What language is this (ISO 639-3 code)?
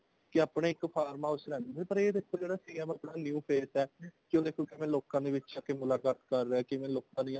pan